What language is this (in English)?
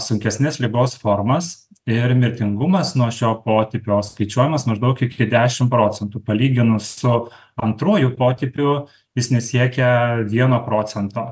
Lithuanian